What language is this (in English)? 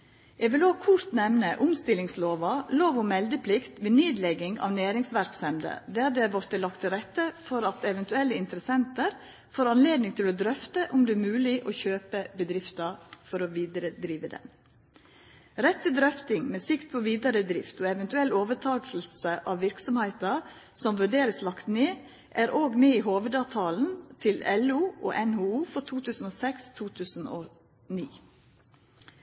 Norwegian Nynorsk